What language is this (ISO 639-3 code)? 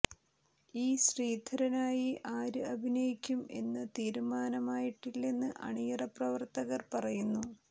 mal